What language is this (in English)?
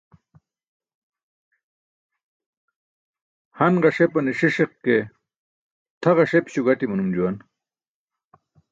Burushaski